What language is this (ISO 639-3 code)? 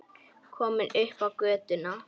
isl